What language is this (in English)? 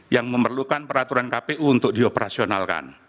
Indonesian